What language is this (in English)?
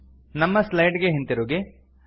Kannada